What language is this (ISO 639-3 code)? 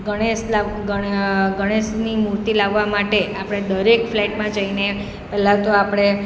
guj